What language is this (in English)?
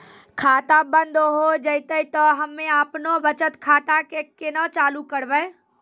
Maithili